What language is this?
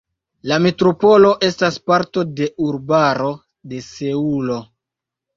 Esperanto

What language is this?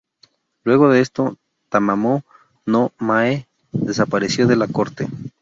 Spanish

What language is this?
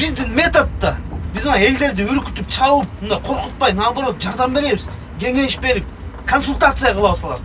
Russian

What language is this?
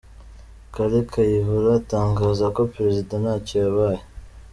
Kinyarwanda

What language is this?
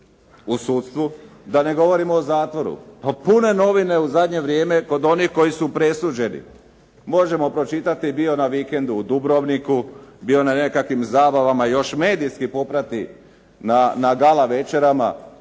Croatian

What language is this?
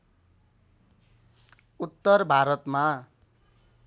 Nepali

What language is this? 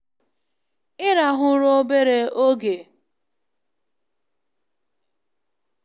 Igbo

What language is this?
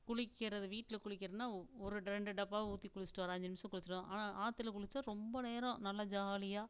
Tamil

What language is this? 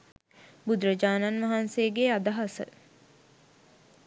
Sinhala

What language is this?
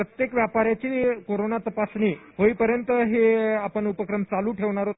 Marathi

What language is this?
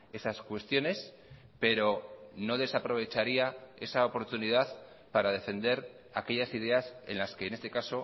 Spanish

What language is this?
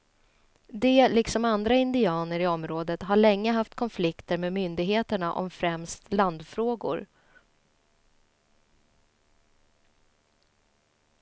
Swedish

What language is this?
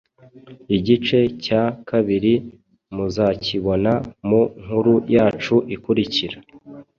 Kinyarwanda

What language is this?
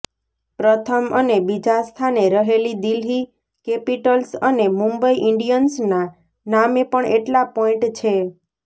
Gujarati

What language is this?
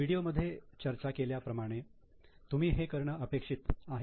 Marathi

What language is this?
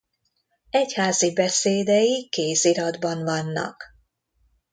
Hungarian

